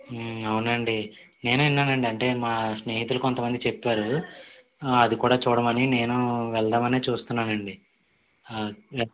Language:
Telugu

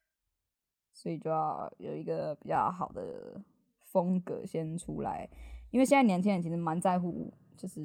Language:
Chinese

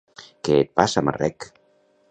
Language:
Catalan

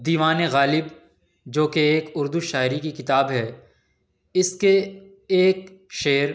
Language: Urdu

